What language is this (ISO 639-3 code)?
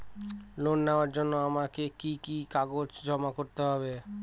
ben